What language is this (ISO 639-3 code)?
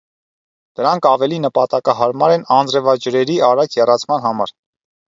hye